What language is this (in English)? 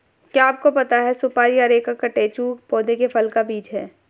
Hindi